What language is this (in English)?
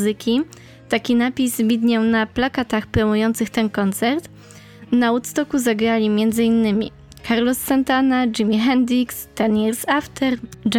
Polish